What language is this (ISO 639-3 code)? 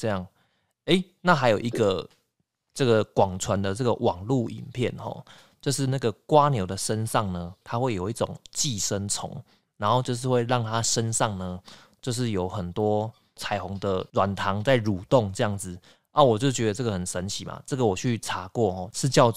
zho